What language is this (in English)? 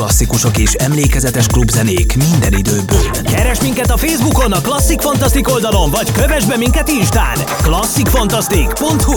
Hungarian